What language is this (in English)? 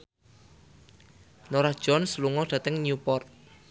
Javanese